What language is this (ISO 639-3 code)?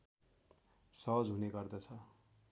nep